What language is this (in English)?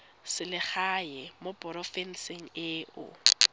Tswana